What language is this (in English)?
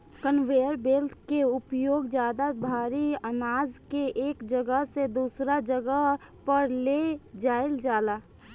Bhojpuri